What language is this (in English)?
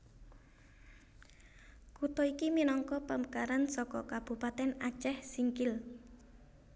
Javanese